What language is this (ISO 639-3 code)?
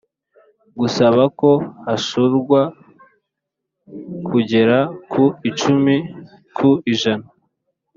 kin